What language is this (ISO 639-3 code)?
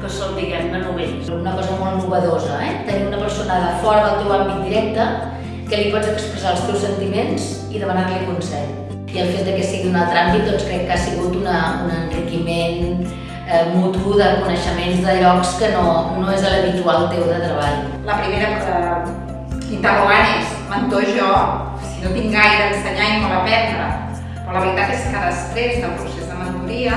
cat